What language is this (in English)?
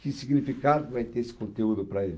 Portuguese